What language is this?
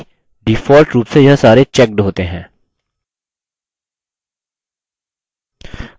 Hindi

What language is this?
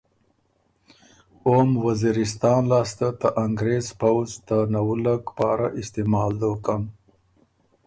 Ormuri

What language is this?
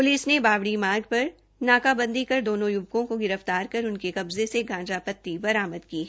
Hindi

